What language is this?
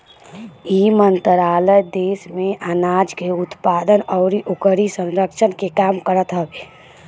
Bhojpuri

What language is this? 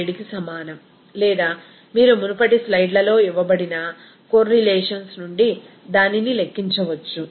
Telugu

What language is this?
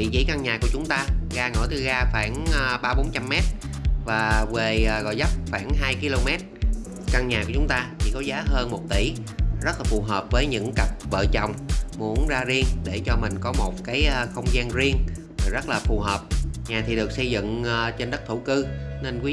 Vietnamese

